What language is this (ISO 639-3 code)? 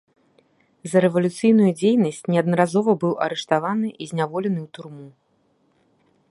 bel